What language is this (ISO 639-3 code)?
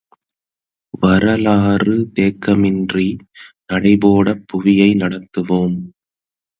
tam